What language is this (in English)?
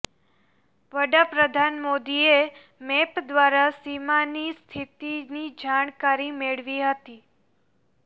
Gujarati